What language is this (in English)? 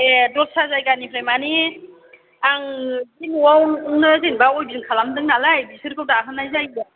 Bodo